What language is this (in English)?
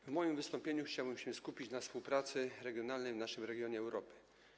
Polish